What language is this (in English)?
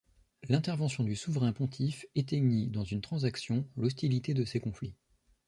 French